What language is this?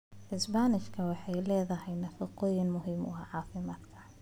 Somali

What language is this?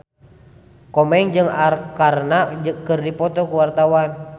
Sundanese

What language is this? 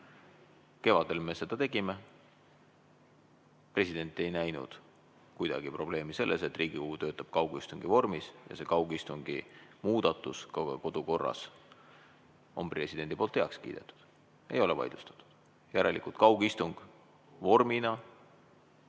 Estonian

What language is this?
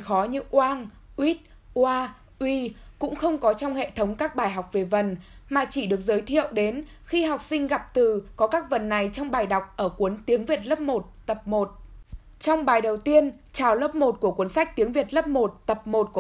Vietnamese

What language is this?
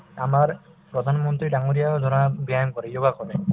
Assamese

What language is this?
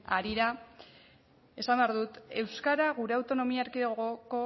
Basque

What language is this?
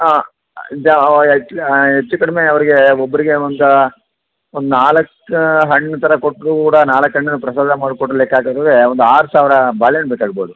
Kannada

